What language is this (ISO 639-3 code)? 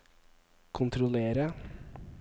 nor